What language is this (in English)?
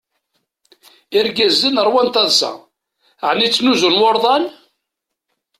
Kabyle